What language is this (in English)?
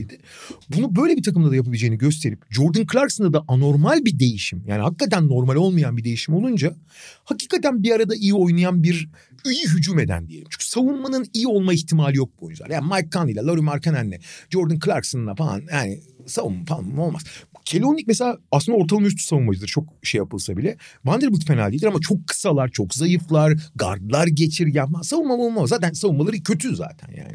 Turkish